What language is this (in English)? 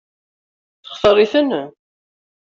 Kabyle